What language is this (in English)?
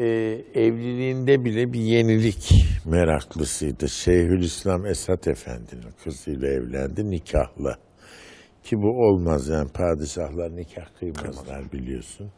Turkish